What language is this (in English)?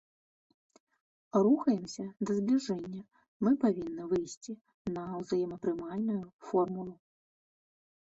Belarusian